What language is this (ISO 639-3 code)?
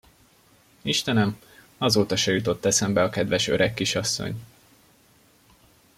hun